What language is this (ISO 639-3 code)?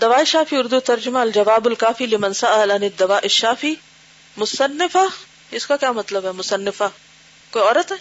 urd